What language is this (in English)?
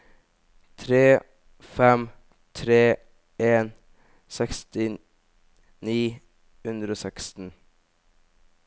Norwegian